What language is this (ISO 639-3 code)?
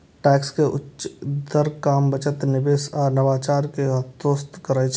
mai